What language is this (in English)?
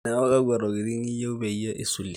Masai